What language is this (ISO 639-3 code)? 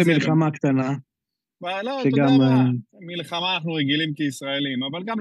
heb